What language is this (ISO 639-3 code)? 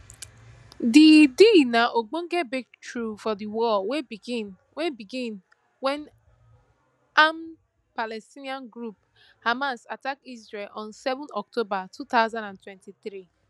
pcm